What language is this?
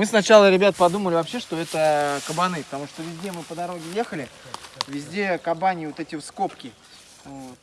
Russian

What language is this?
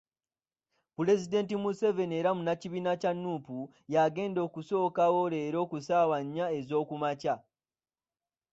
Ganda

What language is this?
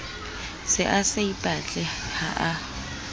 Southern Sotho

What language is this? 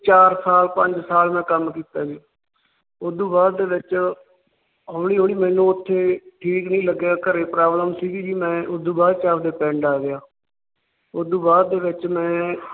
Punjabi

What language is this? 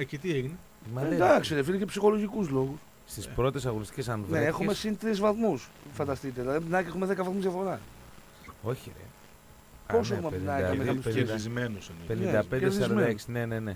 Greek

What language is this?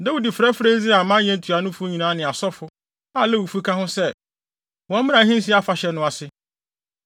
Akan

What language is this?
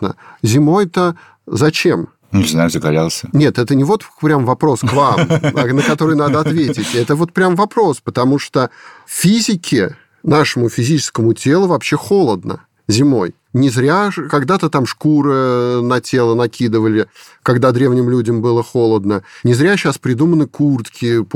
Russian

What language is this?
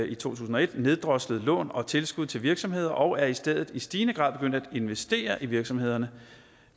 Danish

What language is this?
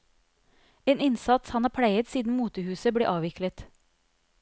Norwegian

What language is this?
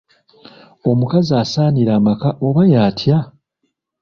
Ganda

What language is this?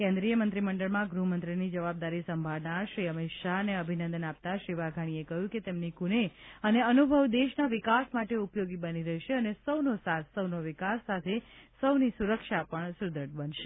Gujarati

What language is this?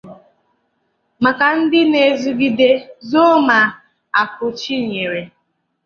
Igbo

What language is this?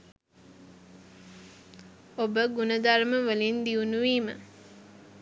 Sinhala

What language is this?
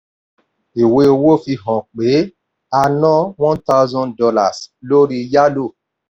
Yoruba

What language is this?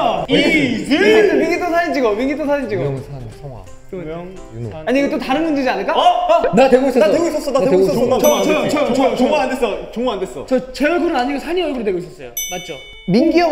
Korean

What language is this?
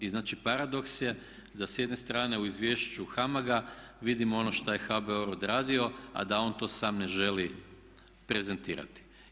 Croatian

